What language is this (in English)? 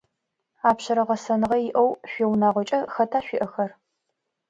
Adyghe